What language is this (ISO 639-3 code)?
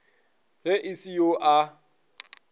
nso